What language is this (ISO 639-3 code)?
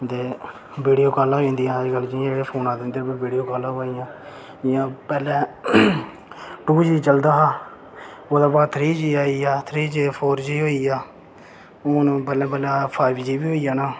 doi